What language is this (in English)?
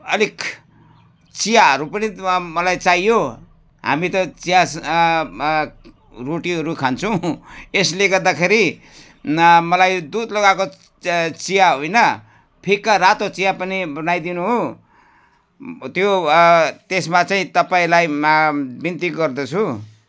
Nepali